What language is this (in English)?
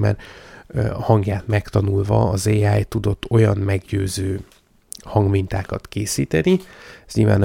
Hungarian